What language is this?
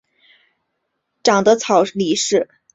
Chinese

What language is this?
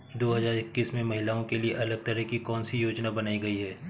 Hindi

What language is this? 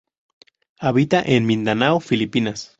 Spanish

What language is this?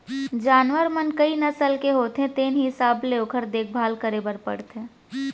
Chhattisgarhi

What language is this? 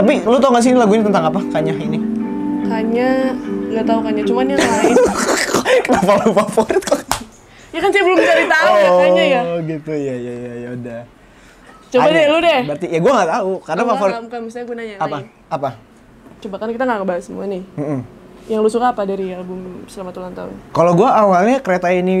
Indonesian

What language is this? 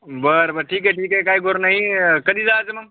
Marathi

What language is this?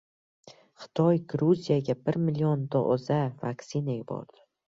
Uzbek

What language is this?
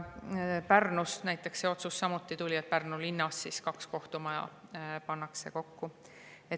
Estonian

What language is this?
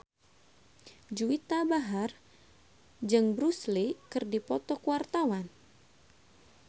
Sundanese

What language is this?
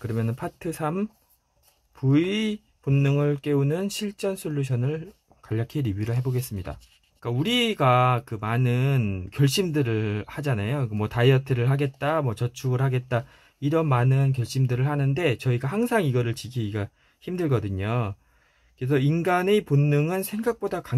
Korean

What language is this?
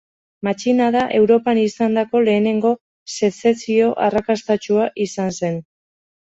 Basque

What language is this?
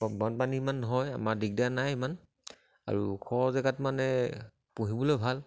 Assamese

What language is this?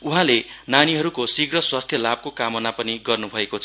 Nepali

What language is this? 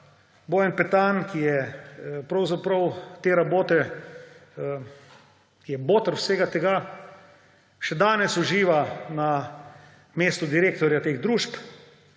Slovenian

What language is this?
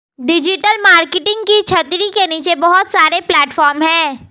Hindi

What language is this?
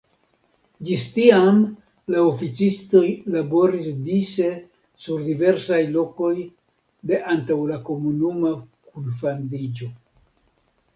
Esperanto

